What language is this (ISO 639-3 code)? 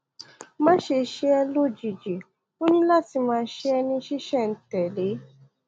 yor